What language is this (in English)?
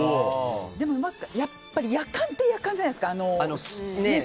Japanese